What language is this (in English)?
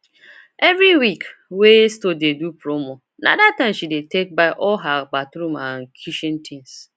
Nigerian Pidgin